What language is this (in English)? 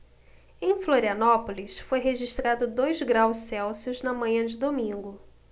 Portuguese